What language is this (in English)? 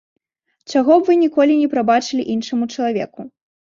Belarusian